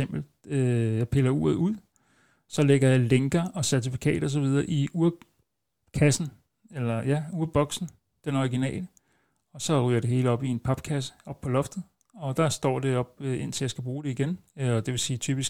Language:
Danish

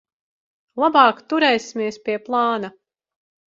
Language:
Latvian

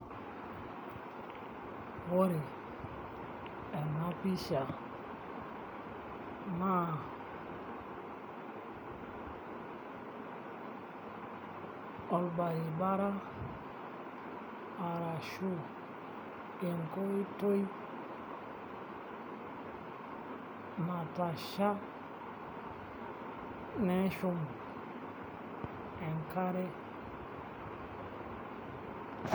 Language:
Masai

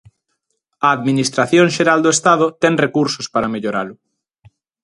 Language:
Galician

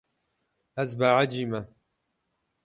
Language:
Kurdish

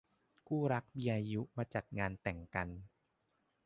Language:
Thai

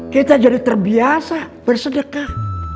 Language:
Indonesian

